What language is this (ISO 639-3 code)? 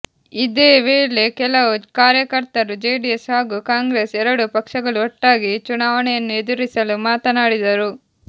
kan